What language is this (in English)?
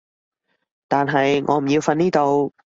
Cantonese